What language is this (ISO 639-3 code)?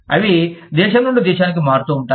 tel